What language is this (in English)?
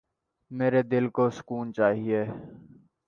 Urdu